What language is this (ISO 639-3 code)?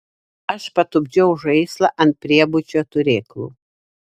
lit